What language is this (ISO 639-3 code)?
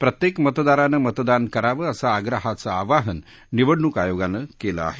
mar